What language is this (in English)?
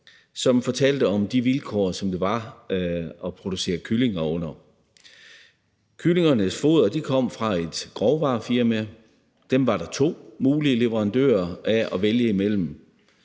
Danish